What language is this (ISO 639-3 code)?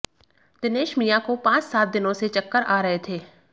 hin